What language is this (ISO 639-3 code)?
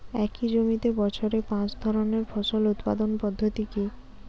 ben